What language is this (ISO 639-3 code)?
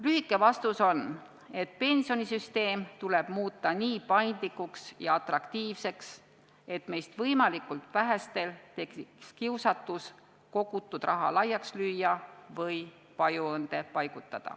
est